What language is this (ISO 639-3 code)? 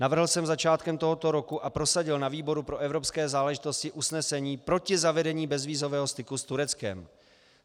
ces